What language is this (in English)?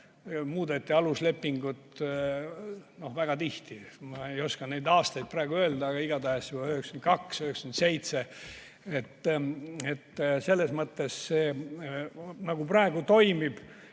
Estonian